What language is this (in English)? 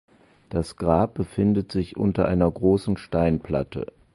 German